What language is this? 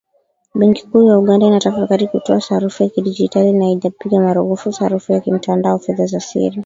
Swahili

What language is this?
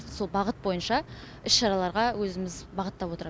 Kazakh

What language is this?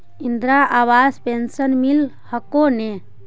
Magahi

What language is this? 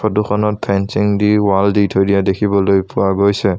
Assamese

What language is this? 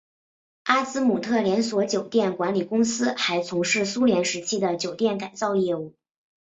Chinese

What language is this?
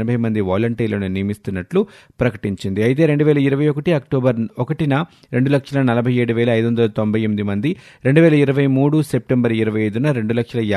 Telugu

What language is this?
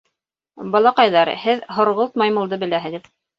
Bashkir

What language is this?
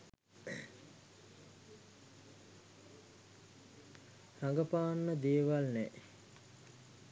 Sinhala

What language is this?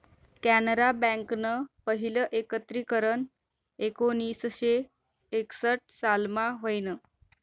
Marathi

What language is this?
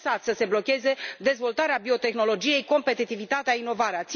Romanian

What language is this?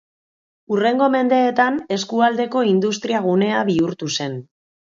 Basque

